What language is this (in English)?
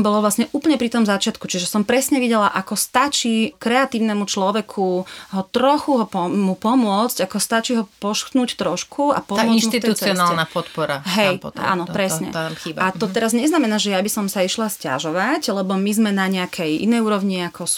Slovak